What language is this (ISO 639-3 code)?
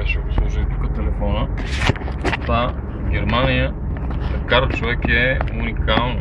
bul